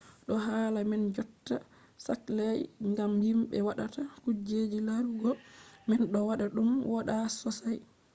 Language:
Fula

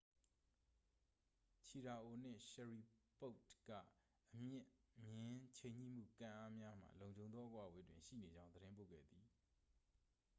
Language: Burmese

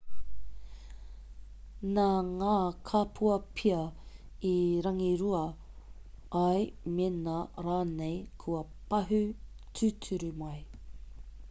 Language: Māori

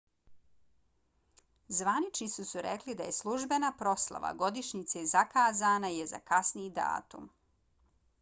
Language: Bosnian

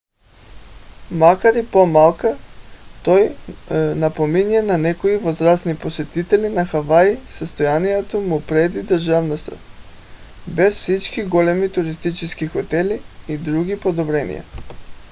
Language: Bulgarian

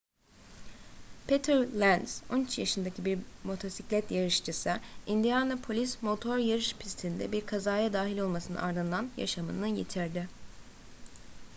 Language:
Turkish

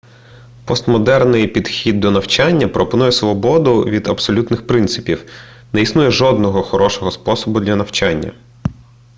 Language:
Ukrainian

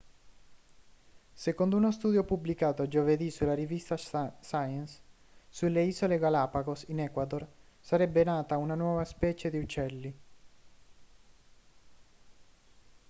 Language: Italian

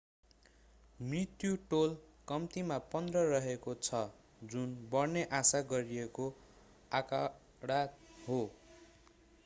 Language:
Nepali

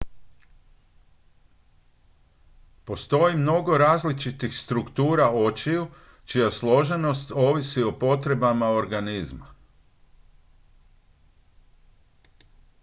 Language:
Croatian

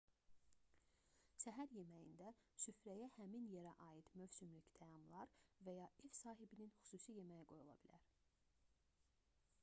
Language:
Azerbaijani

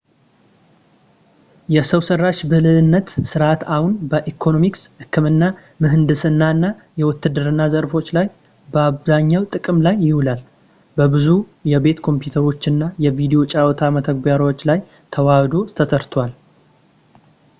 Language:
Amharic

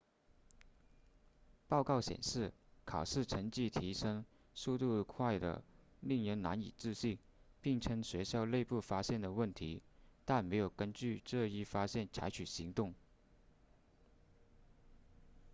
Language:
Chinese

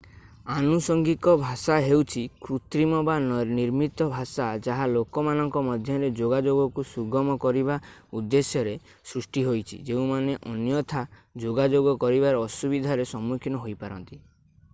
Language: Odia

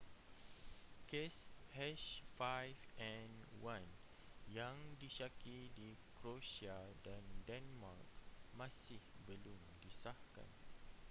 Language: Malay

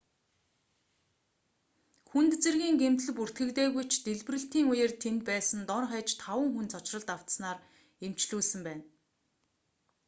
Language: Mongolian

